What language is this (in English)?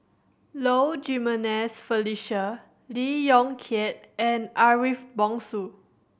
English